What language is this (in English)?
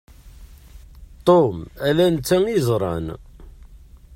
Kabyle